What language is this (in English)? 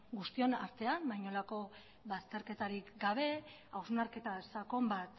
Basque